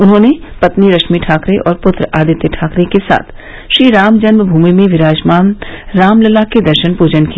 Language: Hindi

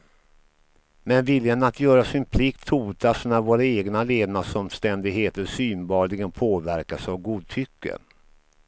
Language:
Swedish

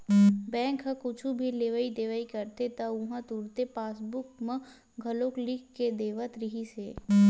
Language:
Chhattisgarhi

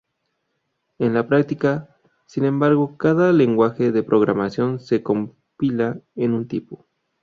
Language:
Spanish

